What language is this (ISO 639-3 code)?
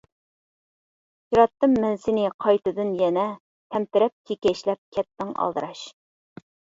uig